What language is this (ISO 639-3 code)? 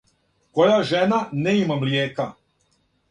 srp